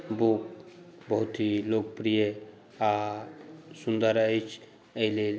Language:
Maithili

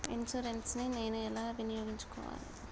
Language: Telugu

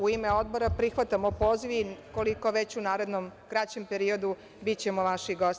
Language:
Serbian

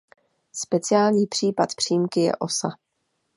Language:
Czech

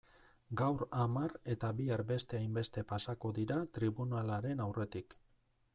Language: Basque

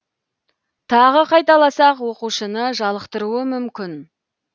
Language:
Kazakh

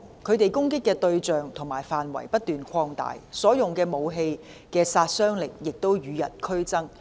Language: Cantonese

